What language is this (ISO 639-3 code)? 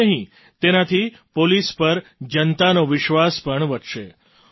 guj